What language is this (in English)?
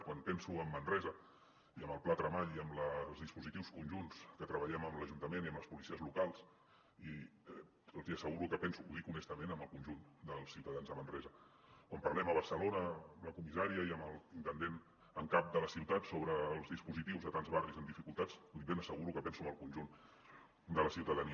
Catalan